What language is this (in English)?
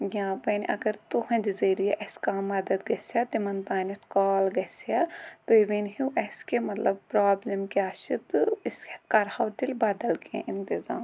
Kashmiri